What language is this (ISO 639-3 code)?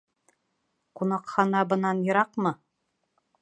bak